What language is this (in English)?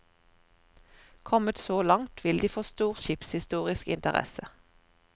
Norwegian